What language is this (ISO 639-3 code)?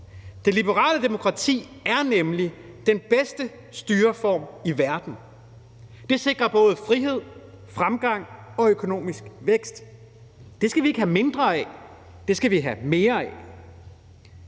dan